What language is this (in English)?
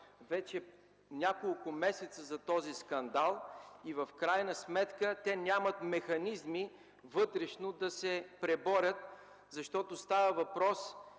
Bulgarian